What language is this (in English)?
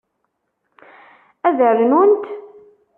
Kabyle